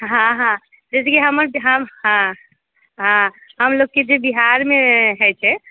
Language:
Maithili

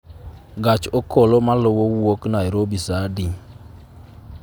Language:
Luo (Kenya and Tanzania)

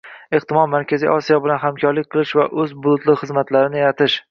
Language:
Uzbek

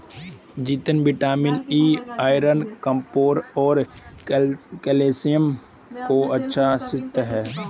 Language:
Hindi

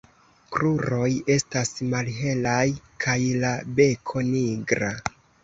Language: Esperanto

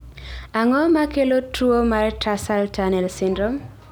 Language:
Luo (Kenya and Tanzania)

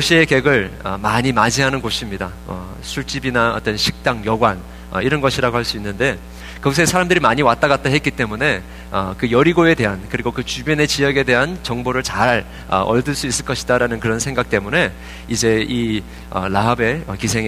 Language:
Korean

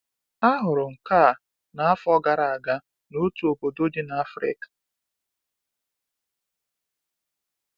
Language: Igbo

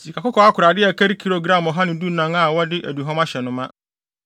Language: Akan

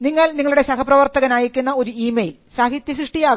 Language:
Malayalam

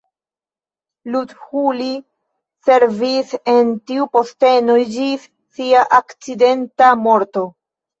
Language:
Esperanto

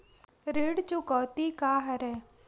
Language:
Chhattisgarhi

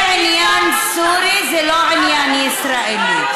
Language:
Hebrew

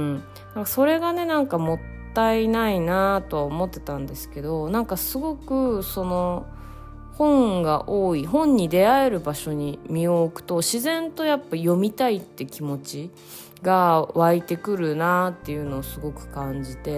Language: Japanese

